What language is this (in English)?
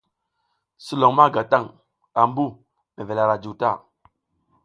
South Giziga